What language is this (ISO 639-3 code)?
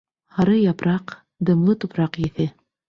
bak